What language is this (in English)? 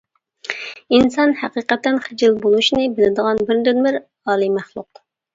Uyghur